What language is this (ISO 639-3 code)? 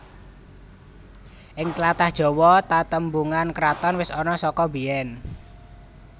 jav